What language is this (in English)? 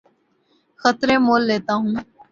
Urdu